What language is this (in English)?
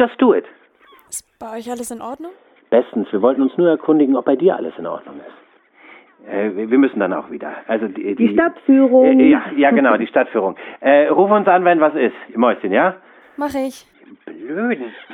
German